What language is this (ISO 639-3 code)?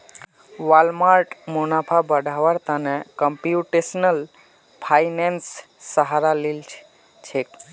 mag